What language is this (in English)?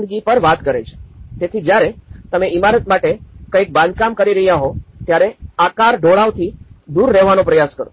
Gujarati